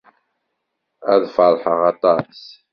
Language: Kabyle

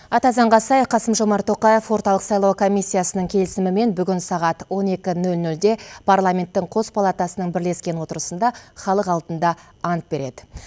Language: Kazakh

